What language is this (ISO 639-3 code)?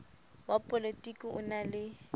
sot